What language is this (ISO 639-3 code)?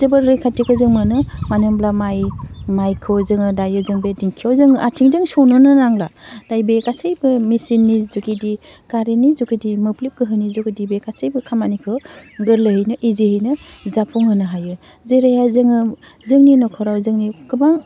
brx